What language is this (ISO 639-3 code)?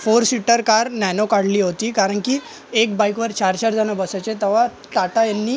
mar